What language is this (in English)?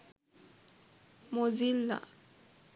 Sinhala